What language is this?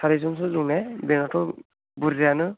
Bodo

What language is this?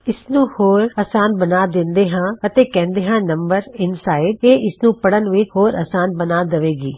Punjabi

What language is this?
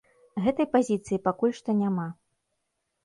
Belarusian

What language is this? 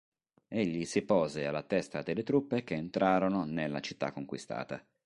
Italian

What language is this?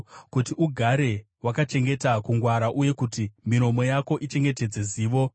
Shona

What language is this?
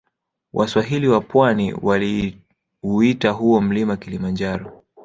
Swahili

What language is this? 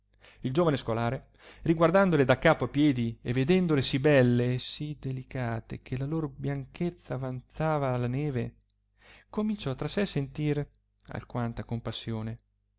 Italian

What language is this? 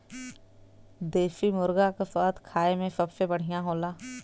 Bhojpuri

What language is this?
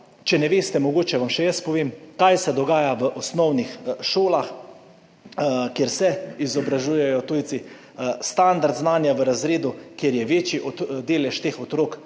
Slovenian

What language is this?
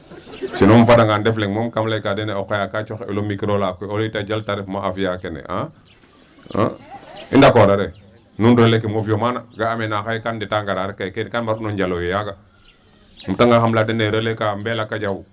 Serer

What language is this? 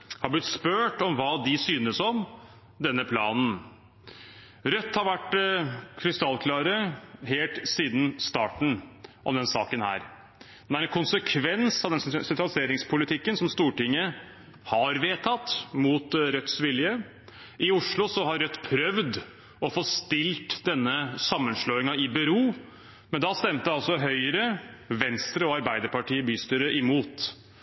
Norwegian Bokmål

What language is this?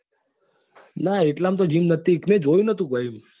Gujarati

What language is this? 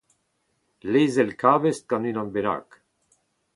Breton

